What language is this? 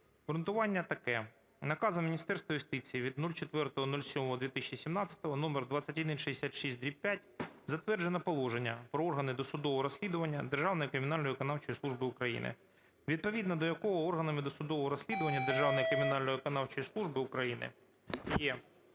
Ukrainian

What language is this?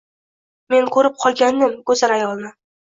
Uzbek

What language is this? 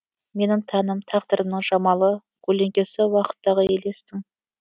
Kazakh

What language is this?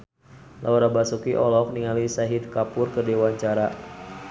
Sundanese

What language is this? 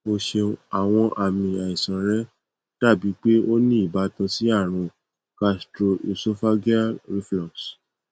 Yoruba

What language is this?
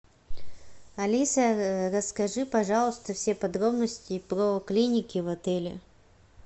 Russian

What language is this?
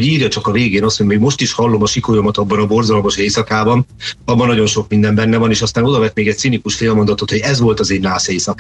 Hungarian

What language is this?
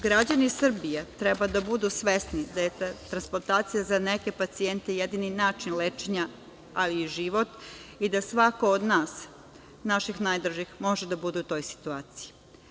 Serbian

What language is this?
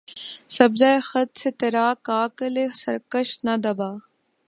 Urdu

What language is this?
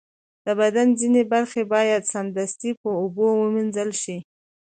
Pashto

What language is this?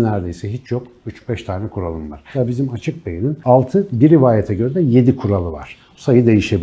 Turkish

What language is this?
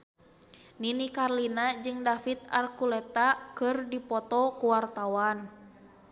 Sundanese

